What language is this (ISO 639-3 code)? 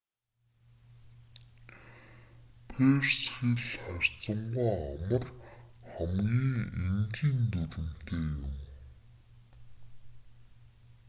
mon